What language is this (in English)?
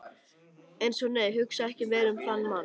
Icelandic